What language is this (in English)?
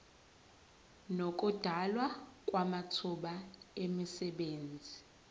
Zulu